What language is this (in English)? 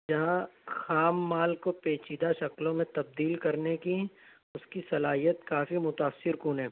Urdu